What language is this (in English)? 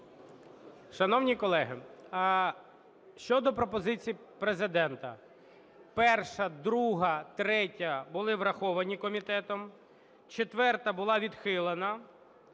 Ukrainian